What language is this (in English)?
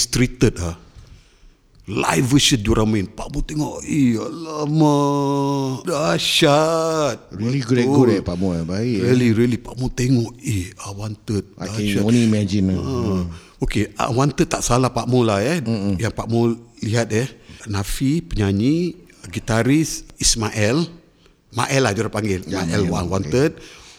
Malay